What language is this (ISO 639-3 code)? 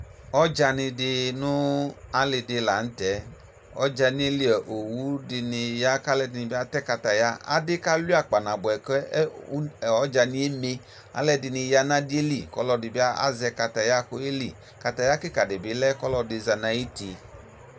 kpo